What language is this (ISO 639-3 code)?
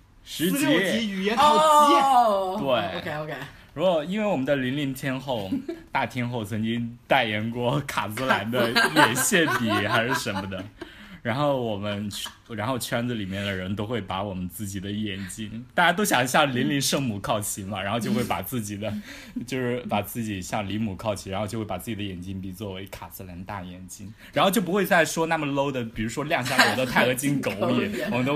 zho